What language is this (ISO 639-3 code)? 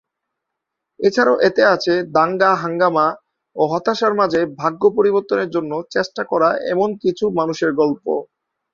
ben